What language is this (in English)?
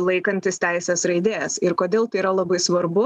Lithuanian